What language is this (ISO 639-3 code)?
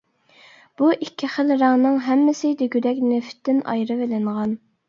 uig